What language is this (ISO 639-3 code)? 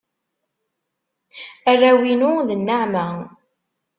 kab